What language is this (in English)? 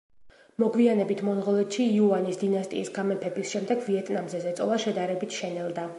Georgian